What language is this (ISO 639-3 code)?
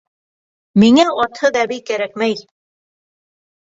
bak